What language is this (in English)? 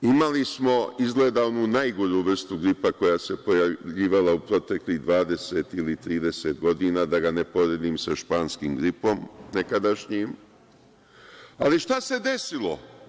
Serbian